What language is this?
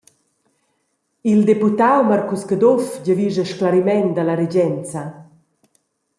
Romansh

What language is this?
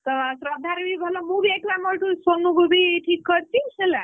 Odia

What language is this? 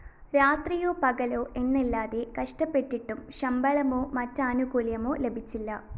Malayalam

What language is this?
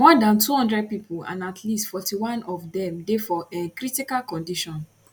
Nigerian Pidgin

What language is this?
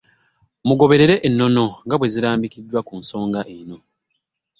Ganda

